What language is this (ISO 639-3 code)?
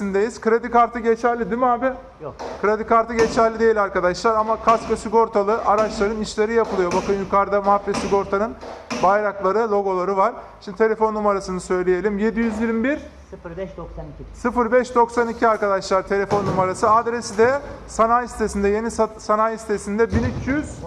tur